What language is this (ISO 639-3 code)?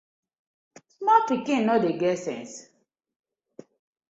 pcm